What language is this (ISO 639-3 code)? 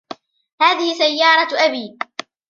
ara